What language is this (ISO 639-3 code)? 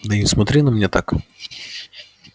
rus